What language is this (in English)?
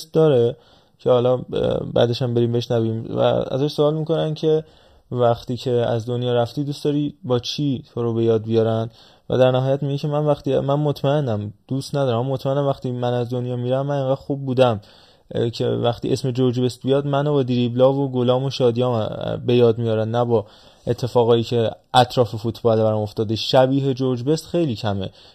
Persian